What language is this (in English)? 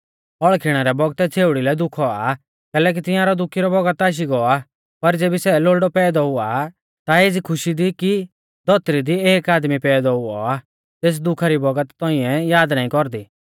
Mahasu Pahari